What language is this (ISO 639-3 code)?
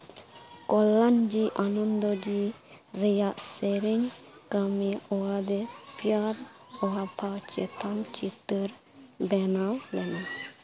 sat